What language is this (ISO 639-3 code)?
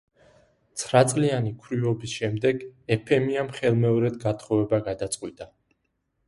kat